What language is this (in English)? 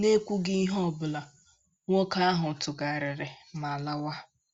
Igbo